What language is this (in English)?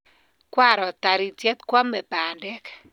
Kalenjin